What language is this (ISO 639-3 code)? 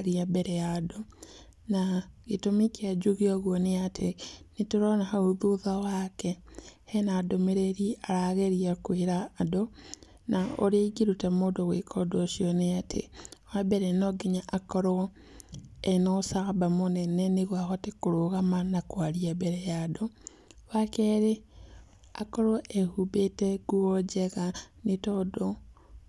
kik